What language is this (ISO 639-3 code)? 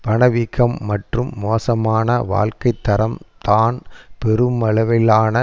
tam